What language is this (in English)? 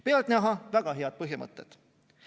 Estonian